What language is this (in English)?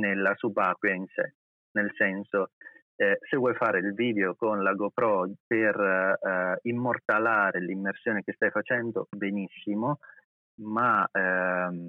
Italian